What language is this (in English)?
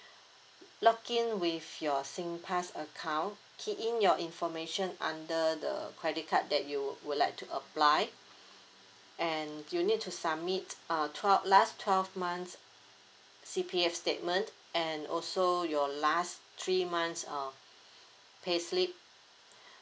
English